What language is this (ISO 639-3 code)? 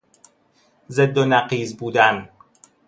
fas